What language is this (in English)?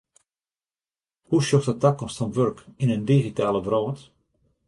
Western Frisian